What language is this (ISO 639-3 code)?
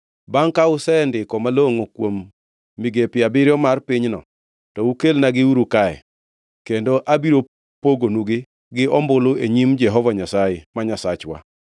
luo